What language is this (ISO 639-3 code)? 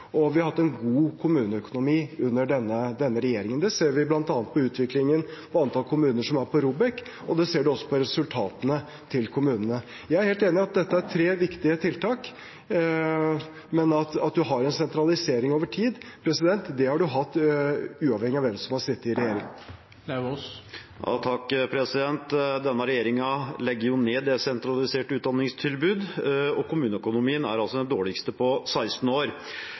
nor